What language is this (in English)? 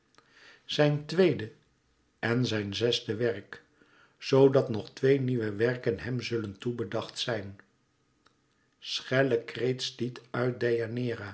Dutch